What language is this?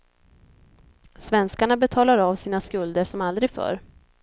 Swedish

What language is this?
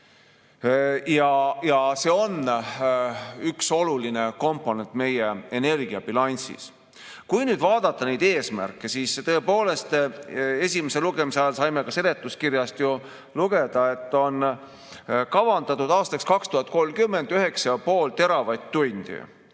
Estonian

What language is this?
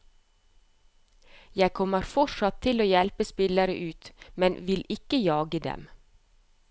Norwegian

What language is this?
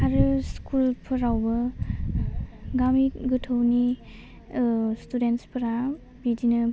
Bodo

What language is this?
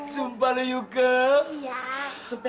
Indonesian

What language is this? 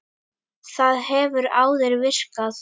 Icelandic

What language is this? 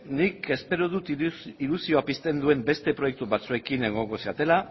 Basque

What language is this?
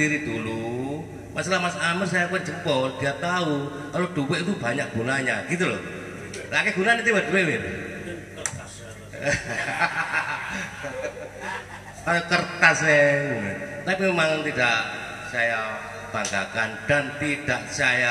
Indonesian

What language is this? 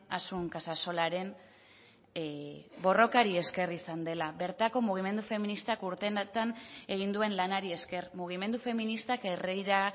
Basque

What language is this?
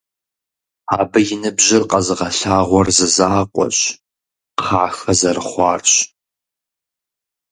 Kabardian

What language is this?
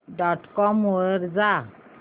Marathi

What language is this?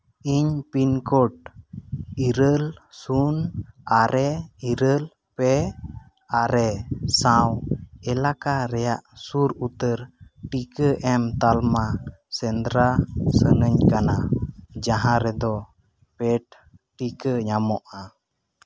Santali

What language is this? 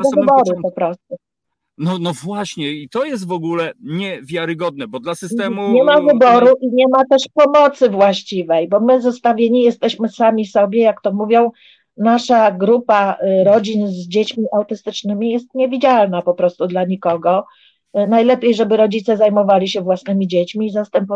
Polish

